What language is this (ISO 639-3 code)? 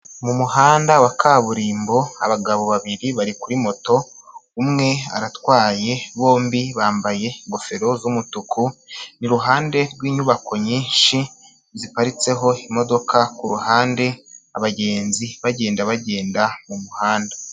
kin